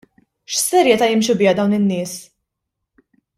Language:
Maltese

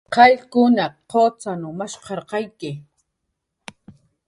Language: Jaqaru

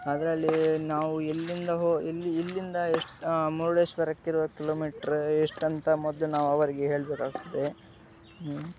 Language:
Kannada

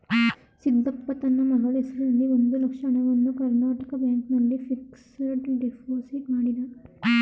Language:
Kannada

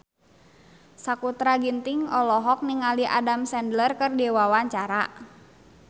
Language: Sundanese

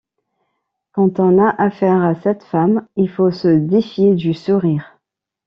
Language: French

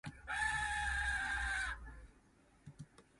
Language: Min Nan Chinese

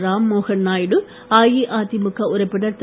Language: Tamil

